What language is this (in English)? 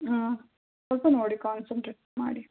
Kannada